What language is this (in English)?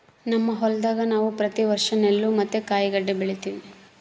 Kannada